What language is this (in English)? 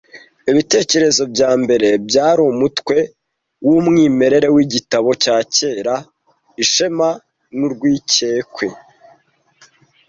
Kinyarwanda